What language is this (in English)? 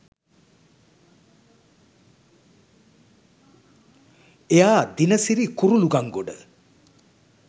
Sinhala